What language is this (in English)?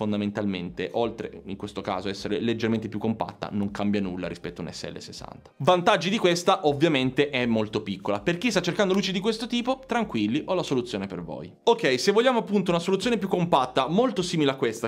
Italian